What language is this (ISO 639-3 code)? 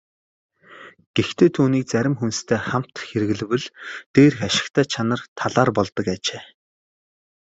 mon